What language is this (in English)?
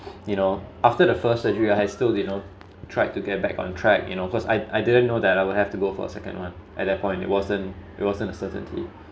English